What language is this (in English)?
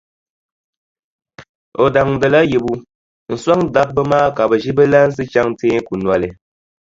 Dagbani